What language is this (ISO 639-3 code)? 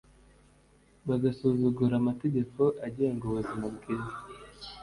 kin